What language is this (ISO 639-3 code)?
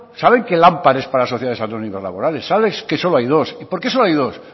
spa